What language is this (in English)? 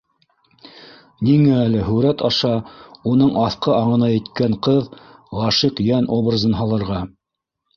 Bashkir